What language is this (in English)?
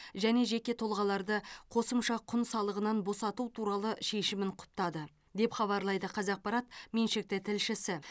Kazakh